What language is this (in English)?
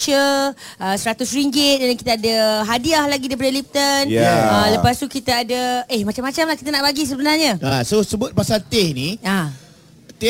Malay